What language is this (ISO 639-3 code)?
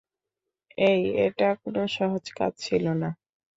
ben